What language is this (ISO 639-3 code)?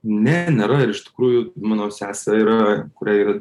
lit